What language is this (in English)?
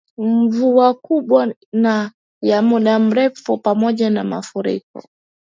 Swahili